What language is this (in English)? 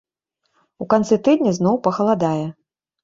Belarusian